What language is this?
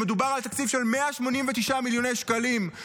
Hebrew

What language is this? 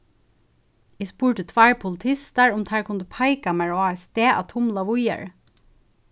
Faroese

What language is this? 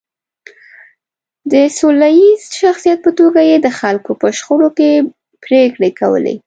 Pashto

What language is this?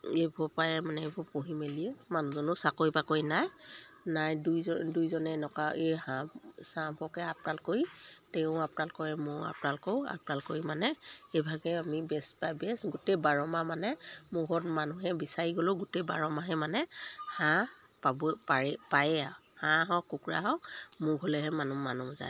Assamese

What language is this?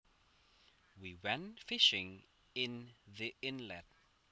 Javanese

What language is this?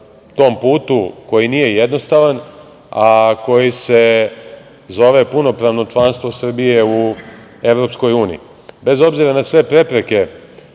Serbian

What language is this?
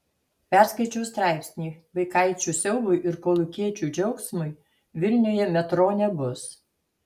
Lithuanian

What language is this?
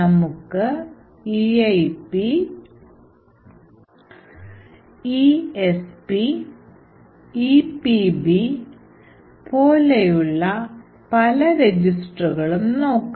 Malayalam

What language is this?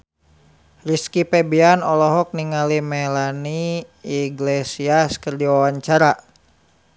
Sundanese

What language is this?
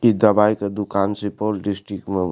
Maithili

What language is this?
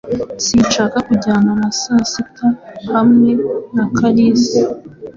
Kinyarwanda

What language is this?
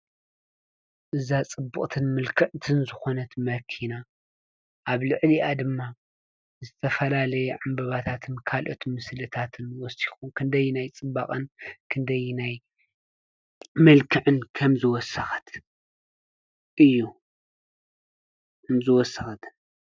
Tigrinya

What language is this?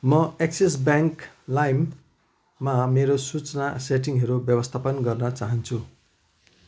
Nepali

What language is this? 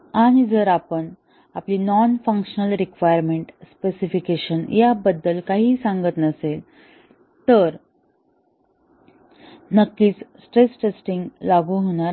Marathi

